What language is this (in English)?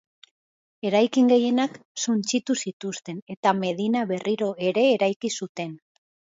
Basque